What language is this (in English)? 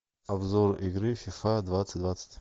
Russian